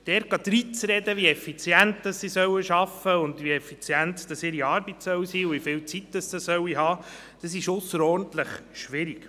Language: Swiss German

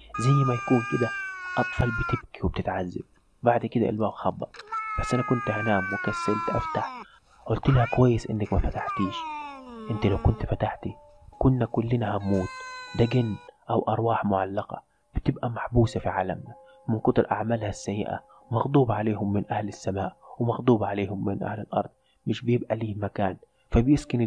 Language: Arabic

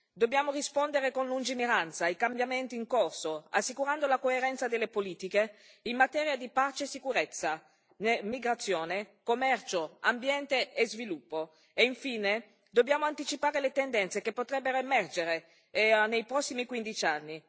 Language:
Italian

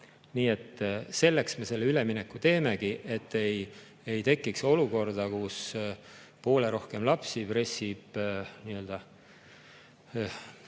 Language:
Estonian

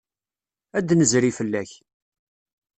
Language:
Kabyle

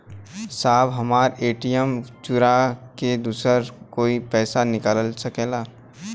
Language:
Bhojpuri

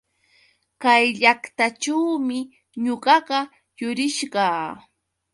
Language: Yauyos Quechua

